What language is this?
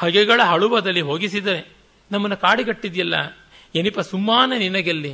Kannada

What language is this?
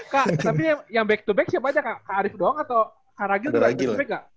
Indonesian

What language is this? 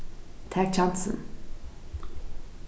Faroese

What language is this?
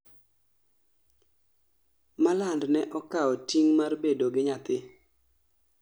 Luo (Kenya and Tanzania)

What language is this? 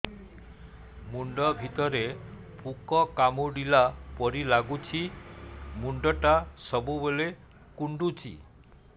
Odia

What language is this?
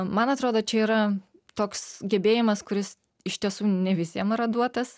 Lithuanian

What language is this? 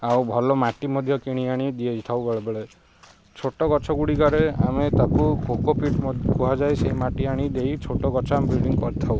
Odia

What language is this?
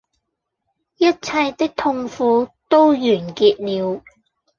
Cantonese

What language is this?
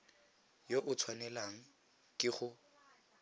Tswana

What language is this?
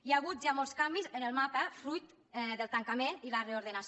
Catalan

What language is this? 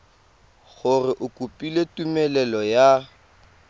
Tswana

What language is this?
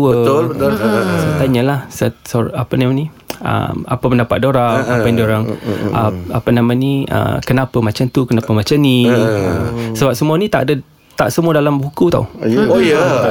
Malay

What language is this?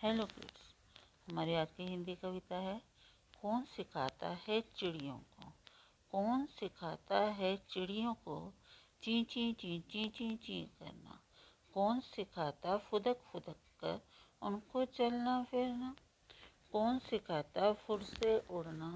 Hindi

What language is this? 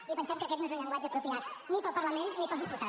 Catalan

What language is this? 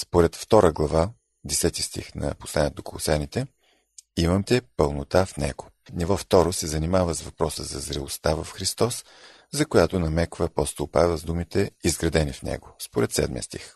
Bulgarian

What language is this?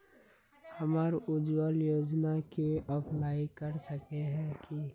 Magahi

